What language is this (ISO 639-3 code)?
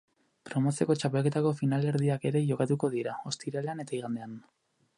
eus